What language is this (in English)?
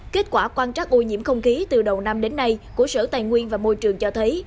Vietnamese